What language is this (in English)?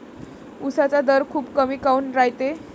Marathi